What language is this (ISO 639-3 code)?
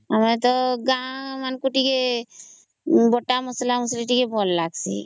ori